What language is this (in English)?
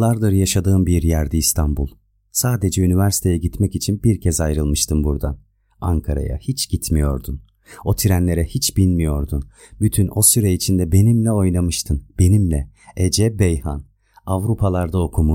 Turkish